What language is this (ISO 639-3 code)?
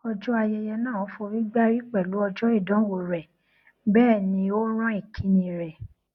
yor